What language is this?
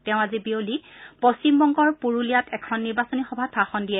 Assamese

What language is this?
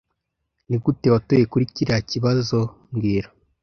Kinyarwanda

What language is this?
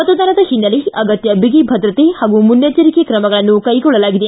Kannada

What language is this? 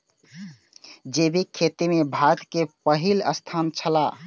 Maithili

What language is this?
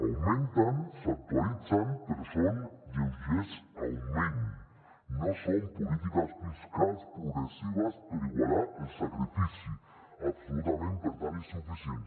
Catalan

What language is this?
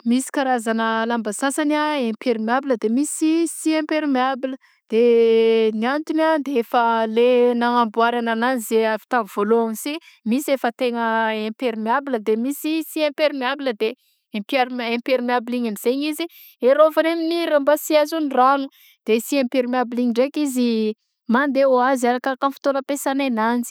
Southern Betsimisaraka Malagasy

